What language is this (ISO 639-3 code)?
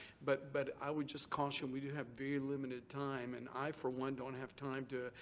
eng